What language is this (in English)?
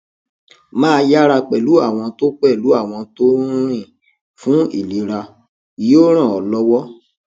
Yoruba